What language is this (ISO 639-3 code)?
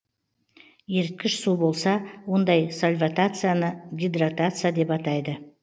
kaz